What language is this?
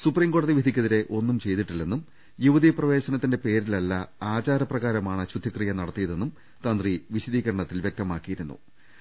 Malayalam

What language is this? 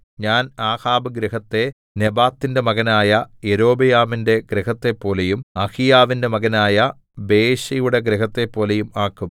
Malayalam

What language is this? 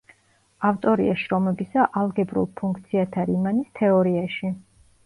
Georgian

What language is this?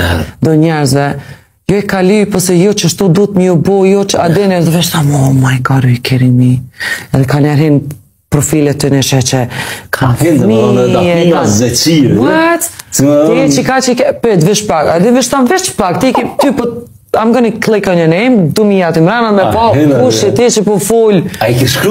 Romanian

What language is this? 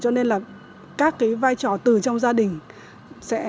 Vietnamese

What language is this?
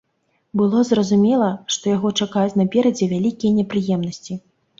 Belarusian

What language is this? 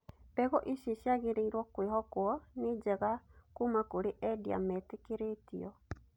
Kikuyu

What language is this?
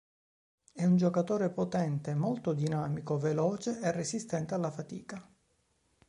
Italian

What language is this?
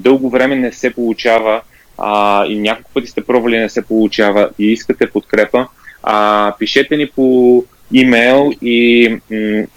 Bulgarian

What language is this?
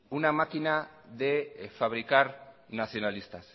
Spanish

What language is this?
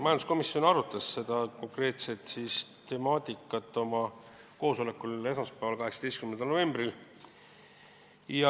Estonian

